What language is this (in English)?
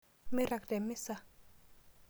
Masai